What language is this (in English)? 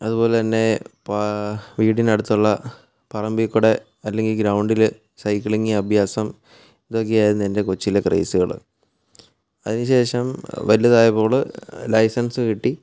Malayalam